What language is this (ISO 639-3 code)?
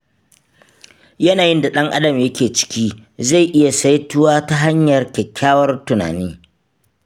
hau